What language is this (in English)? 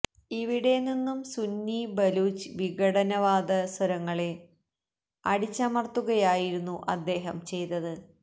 Malayalam